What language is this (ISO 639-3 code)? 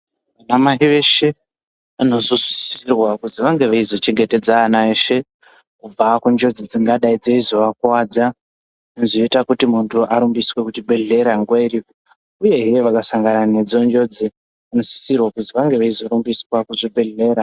ndc